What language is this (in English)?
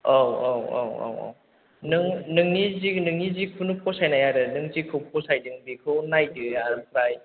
Bodo